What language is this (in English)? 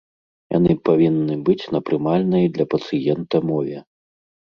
Belarusian